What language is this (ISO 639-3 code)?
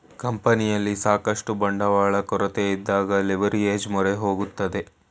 kan